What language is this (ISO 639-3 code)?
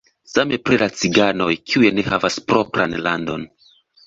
epo